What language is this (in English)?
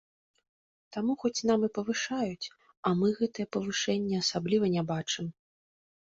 Belarusian